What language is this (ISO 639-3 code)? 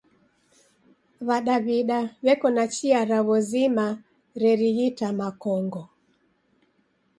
dav